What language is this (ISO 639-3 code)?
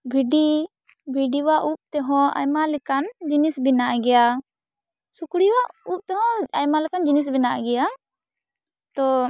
sat